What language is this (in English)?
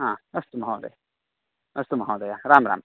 Sanskrit